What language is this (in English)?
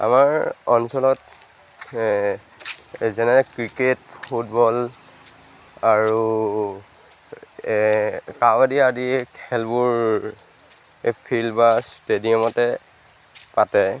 Assamese